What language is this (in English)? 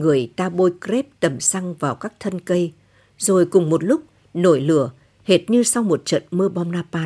Vietnamese